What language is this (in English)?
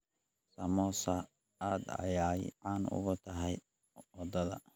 Somali